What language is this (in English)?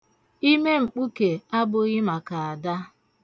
Igbo